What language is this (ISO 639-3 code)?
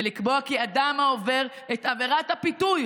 heb